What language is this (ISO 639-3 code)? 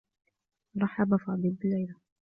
ara